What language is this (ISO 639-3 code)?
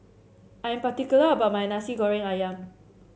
eng